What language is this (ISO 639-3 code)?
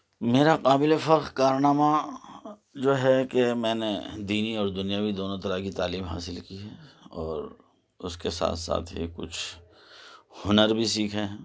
urd